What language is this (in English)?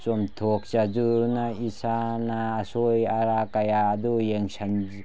Manipuri